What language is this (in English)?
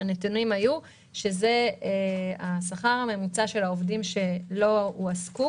Hebrew